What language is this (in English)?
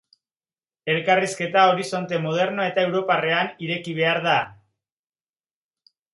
Basque